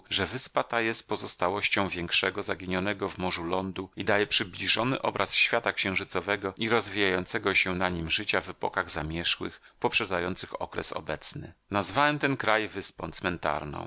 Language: Polish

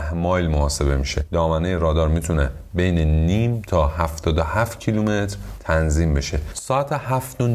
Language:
Persian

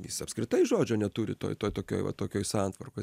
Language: Lithuanian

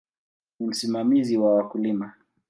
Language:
Swahili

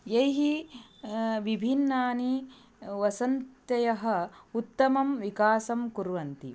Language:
Sanskrit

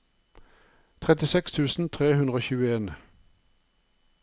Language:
Norwegian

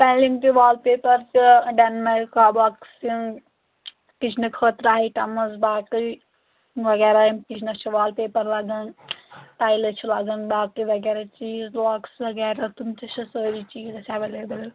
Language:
Kashmiri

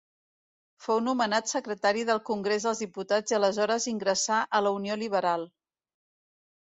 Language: Catalan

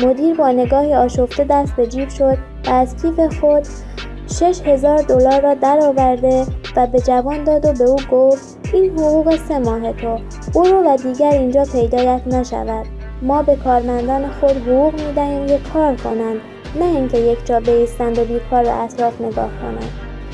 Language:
Persian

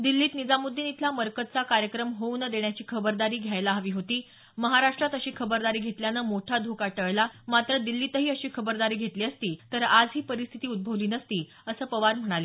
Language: Marathi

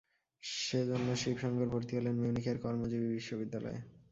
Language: Bangla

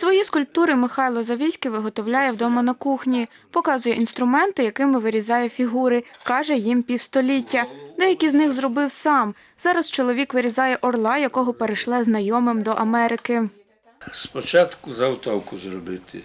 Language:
Ukrainian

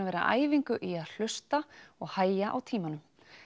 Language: Icelandic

